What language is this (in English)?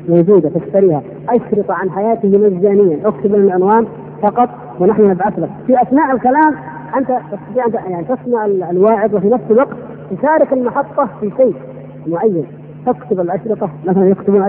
Arabic